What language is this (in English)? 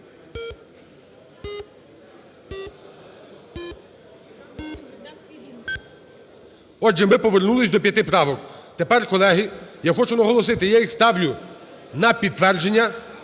Ukrainian